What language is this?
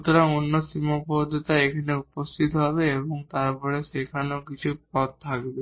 Bangla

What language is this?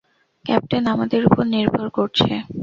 Bangla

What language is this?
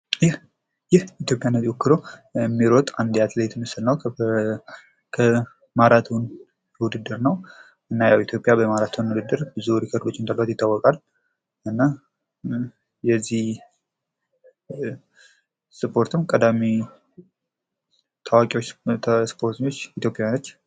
Amharic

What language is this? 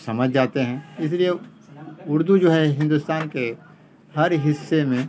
Urdu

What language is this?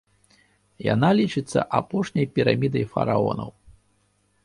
Belarusian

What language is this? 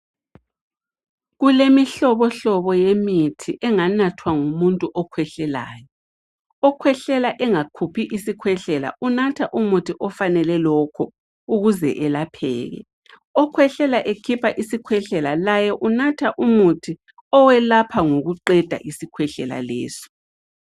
North Ndebele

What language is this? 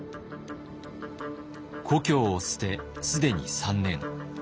Japanese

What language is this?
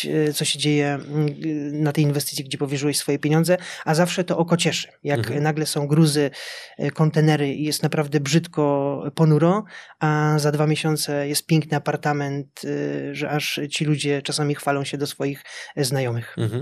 Polish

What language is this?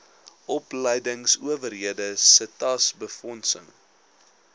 Afrikaans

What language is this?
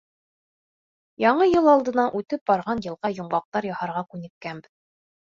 Bashkir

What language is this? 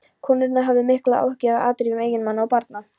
Icelandic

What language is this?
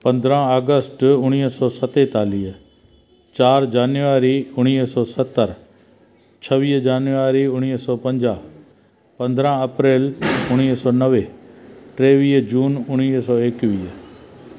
Sindhi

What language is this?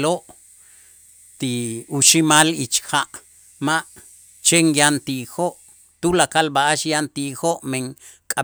Itzá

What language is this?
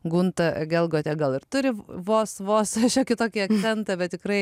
Lithuanian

